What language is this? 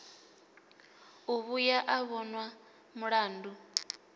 Venda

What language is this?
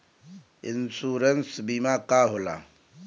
Bhojpuri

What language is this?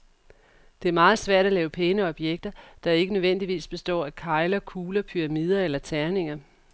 Danish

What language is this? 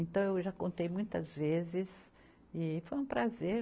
Portuguese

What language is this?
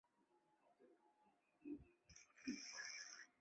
Chinese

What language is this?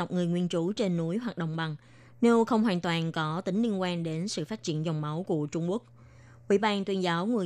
Vietnamese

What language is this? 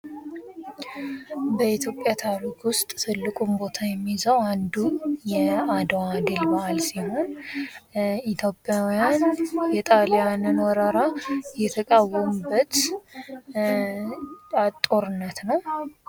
Amharic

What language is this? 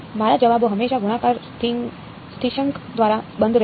Gujarati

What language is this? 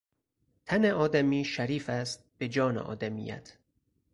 Persian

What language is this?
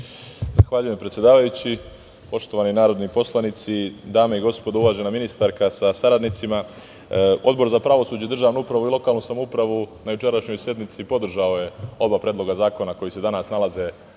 Serbian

